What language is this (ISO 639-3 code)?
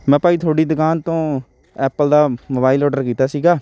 pan